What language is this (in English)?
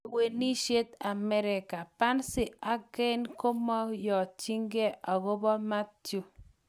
Kalenjin